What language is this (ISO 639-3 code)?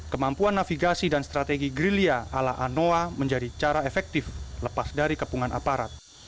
ind